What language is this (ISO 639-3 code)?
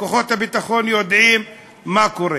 heb